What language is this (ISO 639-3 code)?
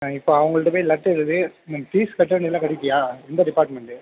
tam